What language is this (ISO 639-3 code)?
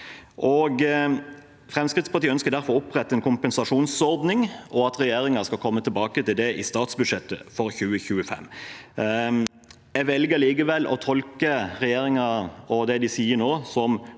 nor